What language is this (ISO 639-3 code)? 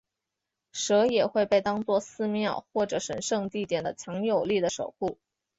zho